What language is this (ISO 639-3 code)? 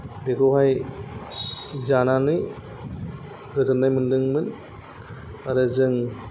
brx